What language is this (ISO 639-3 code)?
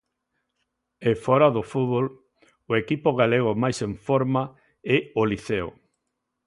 glg